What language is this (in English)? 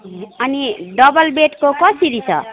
Nepali